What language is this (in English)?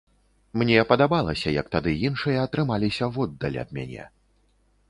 Belarusian